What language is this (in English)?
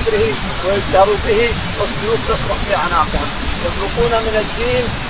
Arabic